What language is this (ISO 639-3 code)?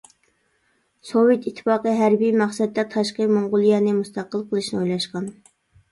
uig